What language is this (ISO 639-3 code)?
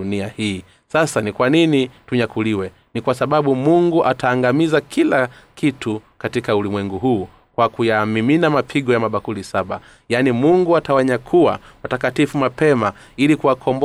swa